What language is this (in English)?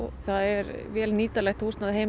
Icelandic